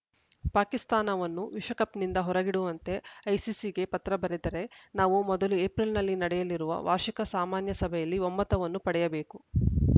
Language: Kannada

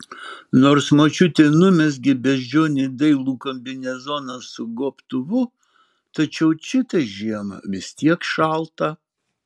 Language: Lithuanian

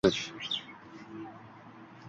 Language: Uzbek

